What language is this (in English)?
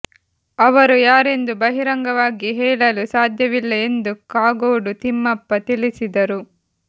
Kannada